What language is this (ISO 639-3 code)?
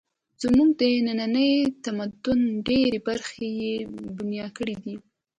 pus